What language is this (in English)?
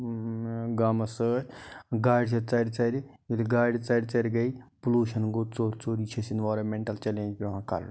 Kashmiri